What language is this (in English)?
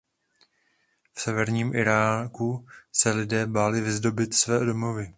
Czech